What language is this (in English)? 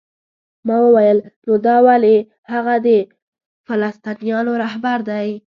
Pashto